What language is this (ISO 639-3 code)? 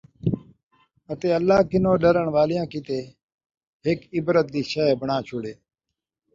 skr